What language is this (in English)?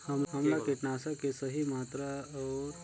Chhattisgarhi